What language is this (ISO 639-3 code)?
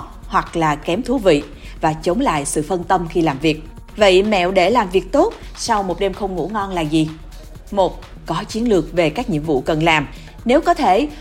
vie